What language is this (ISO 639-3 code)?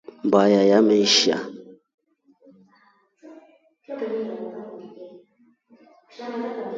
rof